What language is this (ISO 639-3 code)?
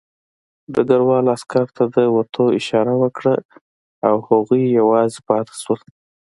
pus